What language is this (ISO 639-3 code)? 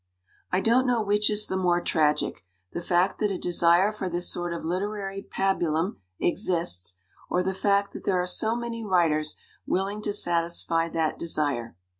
eng